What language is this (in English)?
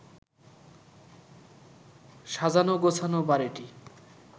Bangla